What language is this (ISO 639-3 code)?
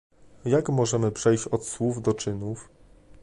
pol